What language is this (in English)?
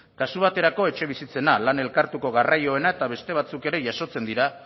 Basque